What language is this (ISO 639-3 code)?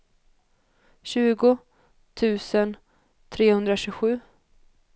swe